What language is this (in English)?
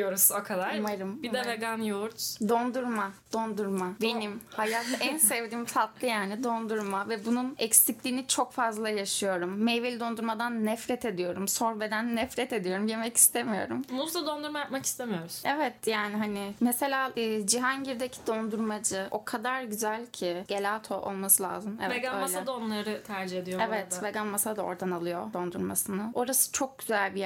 Turkish